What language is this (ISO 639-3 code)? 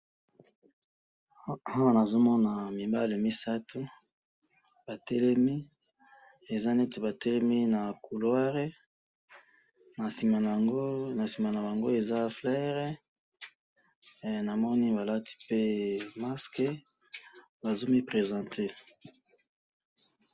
lin